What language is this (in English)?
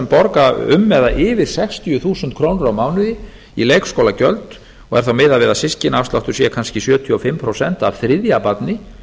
Icelandic